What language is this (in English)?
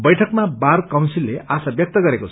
Nepali